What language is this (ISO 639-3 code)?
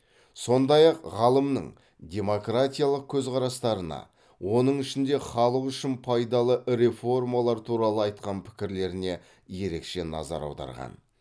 kaz